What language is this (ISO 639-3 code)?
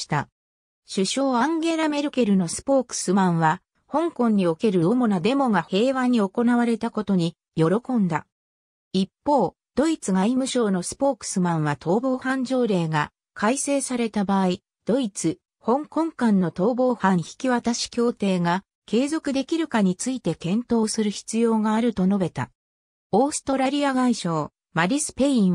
jpn